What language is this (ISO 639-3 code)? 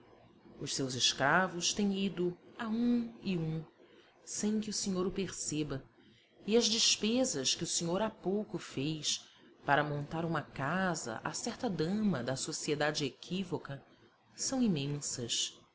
por